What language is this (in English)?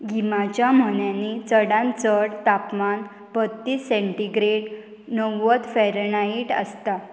Konkani